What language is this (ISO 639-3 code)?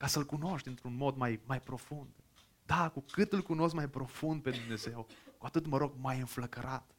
ron